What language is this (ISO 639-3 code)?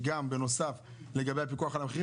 heb